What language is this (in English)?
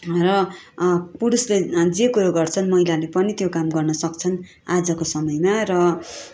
Nepali